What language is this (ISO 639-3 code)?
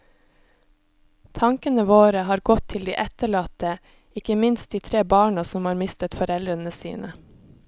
nor